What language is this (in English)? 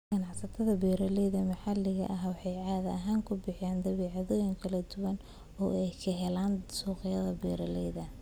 Somali